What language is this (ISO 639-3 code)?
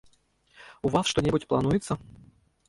bel